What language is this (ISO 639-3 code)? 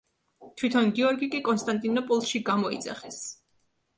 kat